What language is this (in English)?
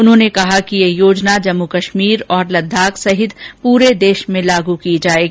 Hindi